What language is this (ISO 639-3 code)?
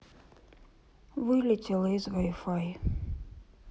rus